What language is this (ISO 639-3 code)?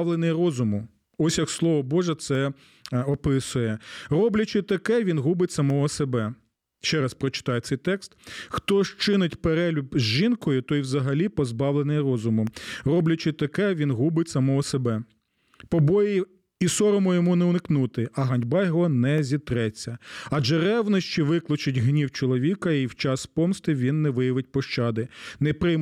ukr